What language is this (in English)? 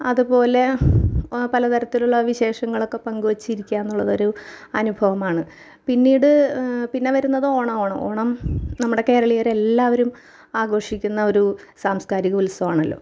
Malayalam